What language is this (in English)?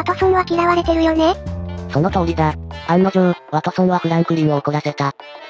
Japanese